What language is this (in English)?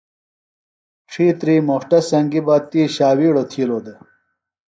Phalura